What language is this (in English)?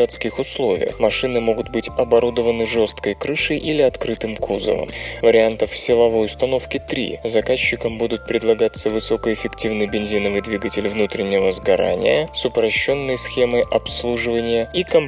Russian